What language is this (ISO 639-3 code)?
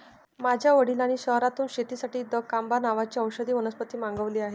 mar